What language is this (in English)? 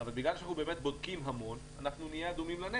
Hebrew